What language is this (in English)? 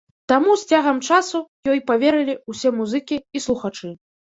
Belarusian